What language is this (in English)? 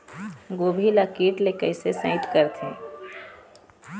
Chhattisgarhi